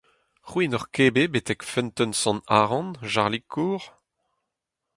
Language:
Breton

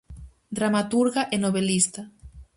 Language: Galician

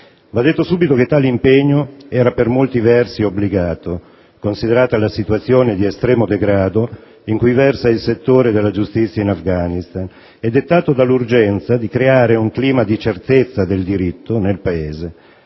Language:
Italian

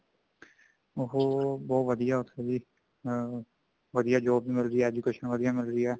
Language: Punjabi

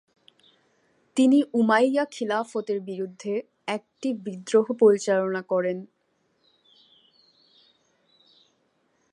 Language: Bangla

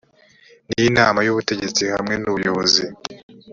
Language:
Kinyarwanda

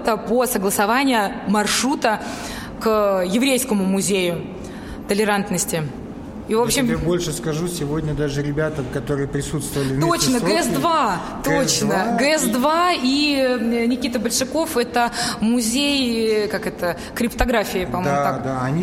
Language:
Russian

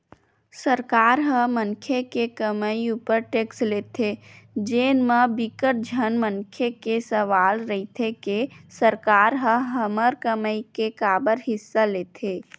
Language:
Chhattisgarhi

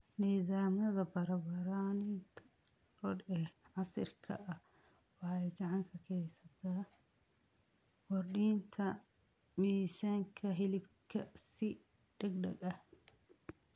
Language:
Somali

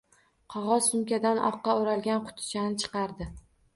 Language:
Uzbek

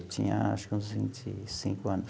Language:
Portuguese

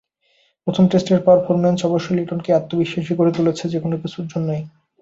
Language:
Bangla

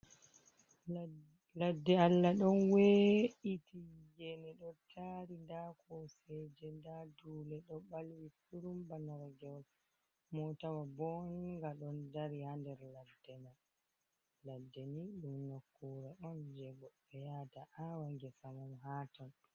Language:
Fula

